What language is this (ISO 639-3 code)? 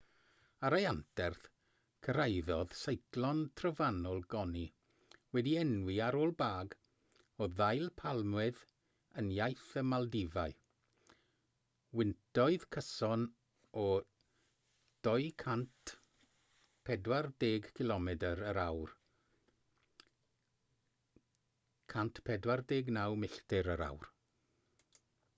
cym